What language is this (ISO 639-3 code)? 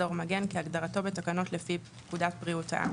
heb